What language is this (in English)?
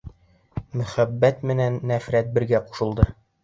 Bashkir